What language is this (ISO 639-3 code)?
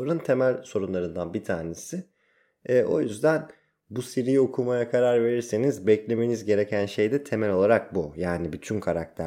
tur